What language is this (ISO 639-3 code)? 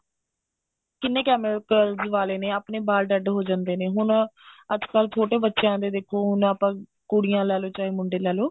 pan